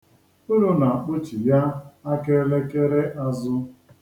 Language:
Igbo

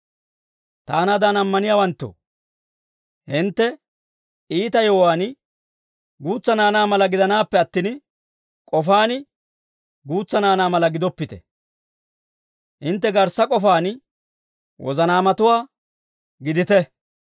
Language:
Dawro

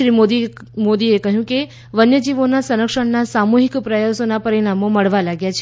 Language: Gujarati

